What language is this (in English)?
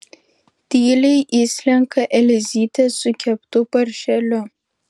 Lithuanian